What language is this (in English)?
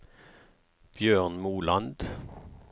Norwegian